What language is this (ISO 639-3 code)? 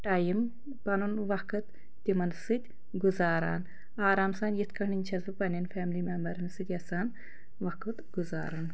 kas